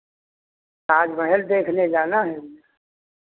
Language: Hindi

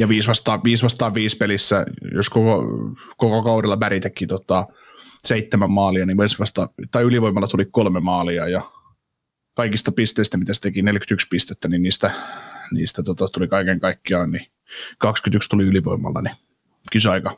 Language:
Finnish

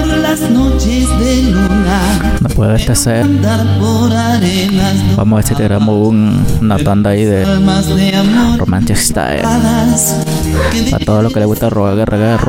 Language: Spanish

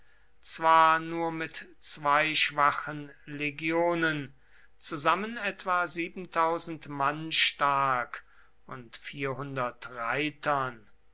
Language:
German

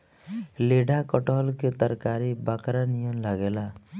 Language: Bhojpuri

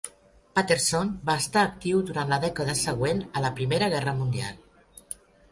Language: Catalan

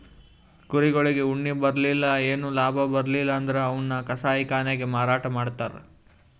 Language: Kannada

